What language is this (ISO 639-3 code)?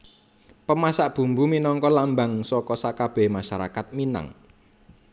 jav